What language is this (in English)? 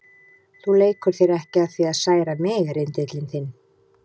Icelandic